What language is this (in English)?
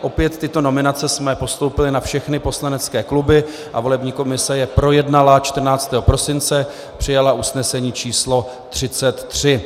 Czech